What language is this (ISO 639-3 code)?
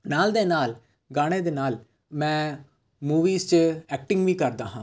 pan